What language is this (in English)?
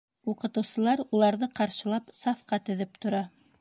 Bashkir